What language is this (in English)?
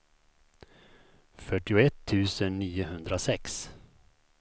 Swedish